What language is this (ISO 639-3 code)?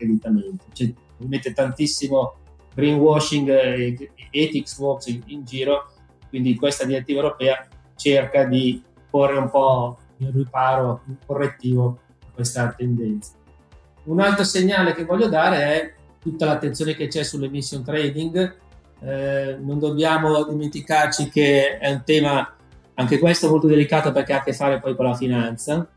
ita